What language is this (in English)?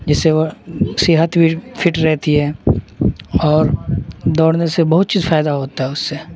Urdu